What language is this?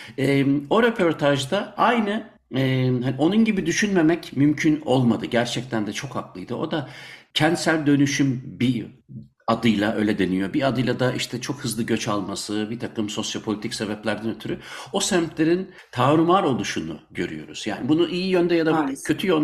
Turkish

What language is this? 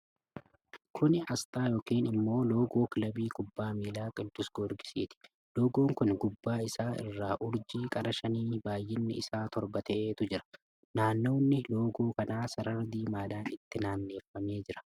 Oromo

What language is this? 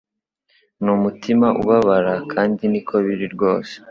Kinyarwanda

